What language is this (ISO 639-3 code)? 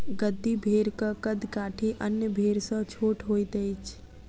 mai